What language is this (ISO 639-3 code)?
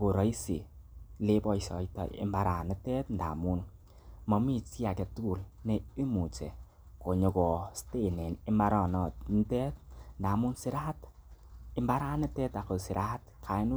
kln